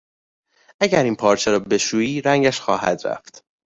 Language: Persian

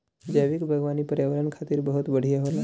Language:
Bhojpuri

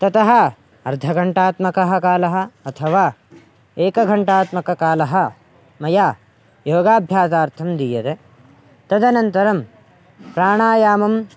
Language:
Sanskrit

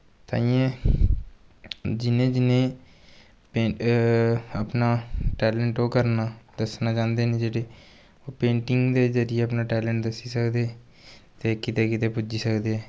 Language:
Dogri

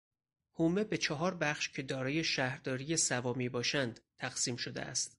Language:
Persian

